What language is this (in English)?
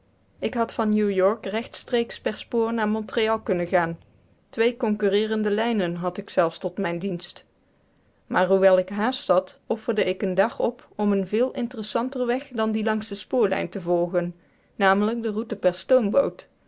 Dutch